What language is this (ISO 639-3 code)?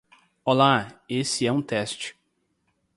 por